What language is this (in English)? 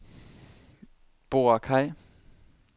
Danish